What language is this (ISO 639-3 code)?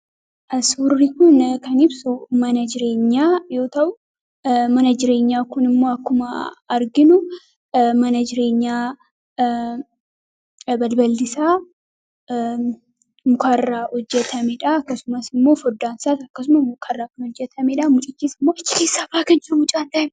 orm